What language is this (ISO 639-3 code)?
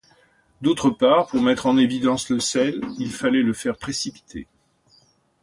fra